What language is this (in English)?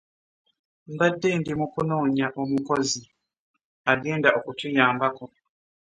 Ganda